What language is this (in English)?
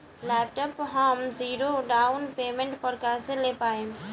Bhojpuri